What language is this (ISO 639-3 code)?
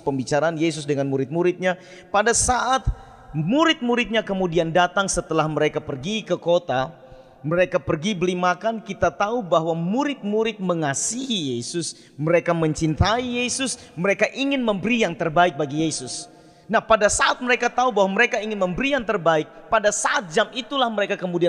ind